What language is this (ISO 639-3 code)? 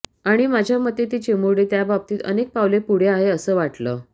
mar